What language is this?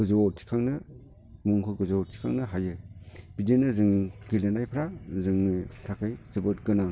Bodo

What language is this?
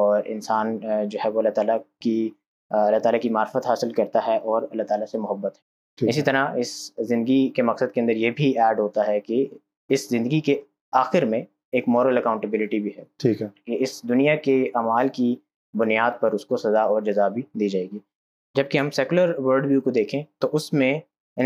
Urdu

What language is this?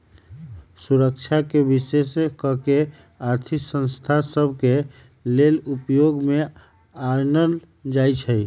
Magahi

